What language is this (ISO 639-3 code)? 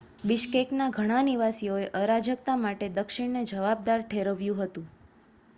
guj